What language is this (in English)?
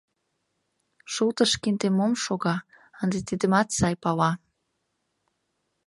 Mari